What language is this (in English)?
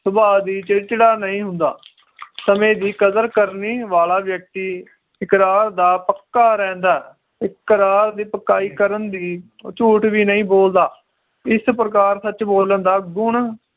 Punjabi